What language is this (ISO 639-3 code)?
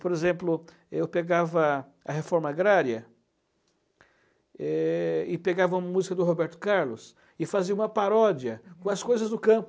por